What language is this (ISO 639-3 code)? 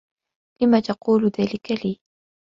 ara